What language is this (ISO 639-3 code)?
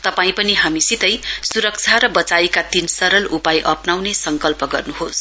nep